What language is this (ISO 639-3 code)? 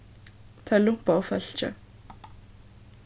fao